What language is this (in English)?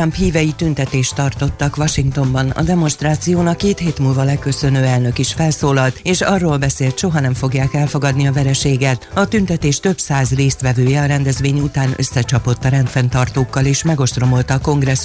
Hungarian